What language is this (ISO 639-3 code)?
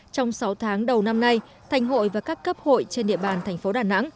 vie